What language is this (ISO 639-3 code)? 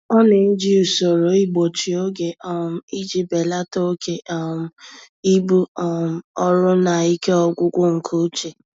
ibo